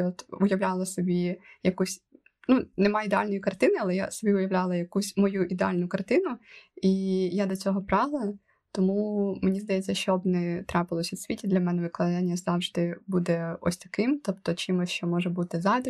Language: Ukrainian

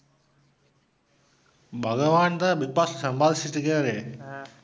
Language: Tamil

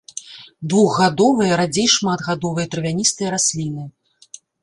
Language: Belarusian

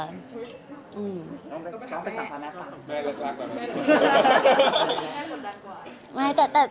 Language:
Thai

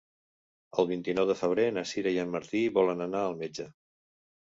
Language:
Catalan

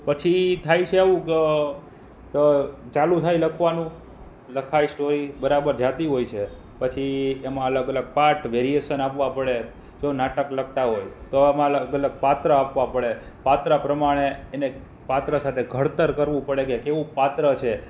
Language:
Gujarati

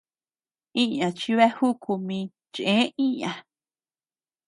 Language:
Tepeuxila Cuicatec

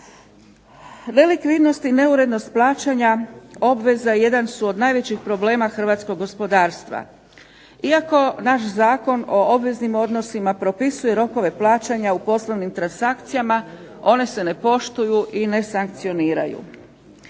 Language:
Croatian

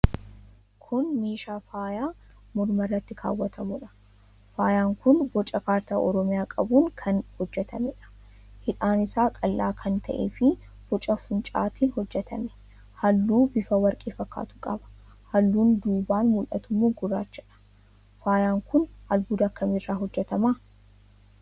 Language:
Oromo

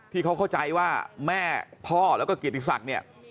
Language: Thai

